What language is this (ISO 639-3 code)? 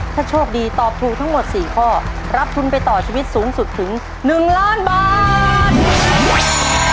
tha